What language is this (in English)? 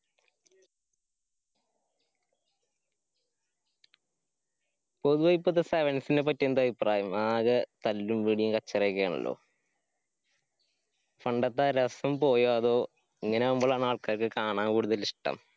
Malayalam